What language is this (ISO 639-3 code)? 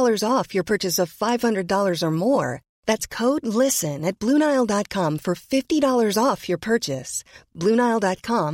swe